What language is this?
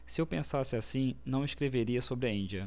Portuguese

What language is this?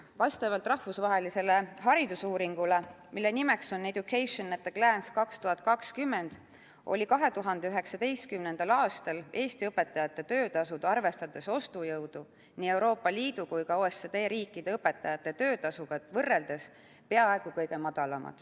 Estonian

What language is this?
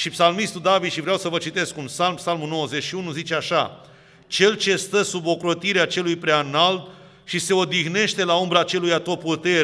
Romanian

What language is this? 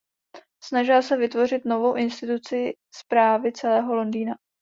Czech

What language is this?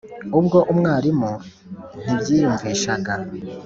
Kinyarwanda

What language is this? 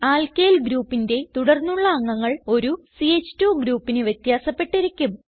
Malayalam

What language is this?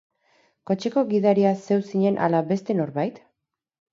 Basque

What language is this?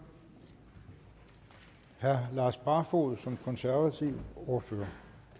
Danish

